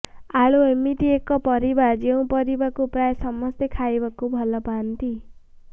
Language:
Odia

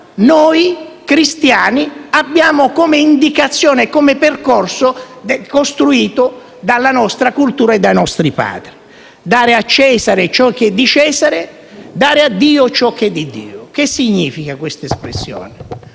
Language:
Italian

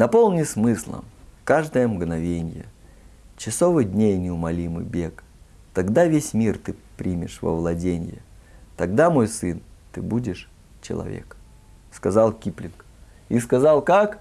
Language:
Russian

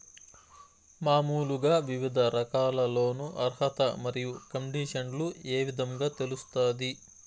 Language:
Telugu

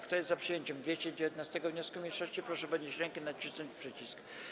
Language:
Polish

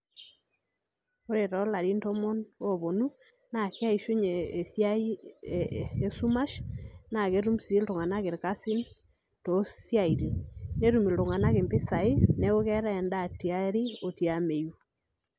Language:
Masai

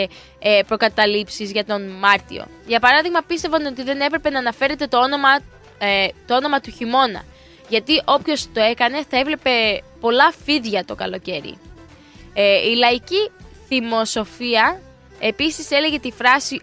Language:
Greek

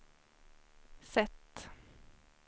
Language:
Swedish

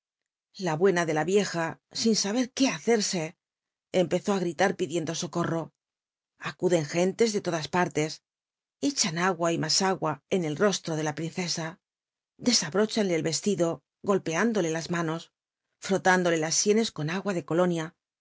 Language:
Spanish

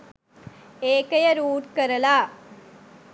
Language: Sinhala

